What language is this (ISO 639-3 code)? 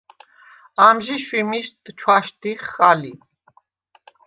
sva